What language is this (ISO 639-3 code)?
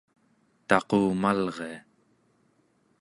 esu